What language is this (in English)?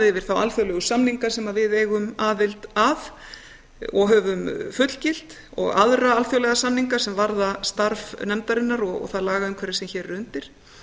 Icelandic